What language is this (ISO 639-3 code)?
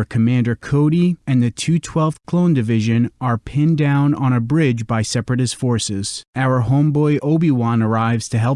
eng